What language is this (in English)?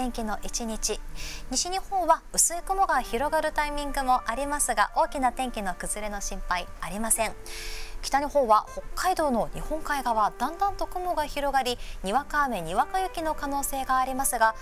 Japanese